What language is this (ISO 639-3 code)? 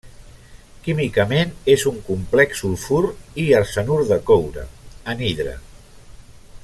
cat